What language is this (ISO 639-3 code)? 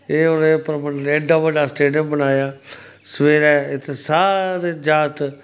doi